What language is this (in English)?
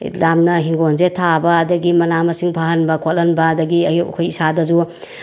Manipuri